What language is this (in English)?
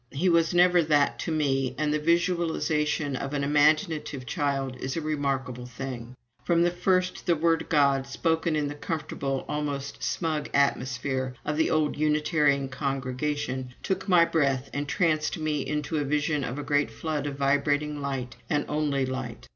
English